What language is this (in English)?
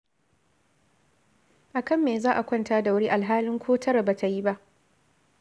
Hausa